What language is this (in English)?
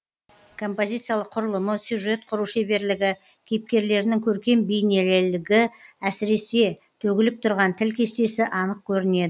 Kazakh